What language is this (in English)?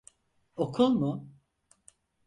Turkish